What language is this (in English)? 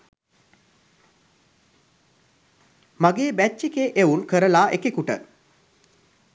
Sinhala